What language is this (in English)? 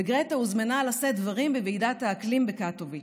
Hebrew